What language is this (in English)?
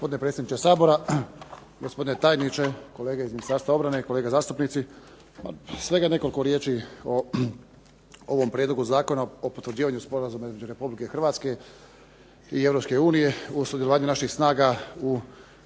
Croatian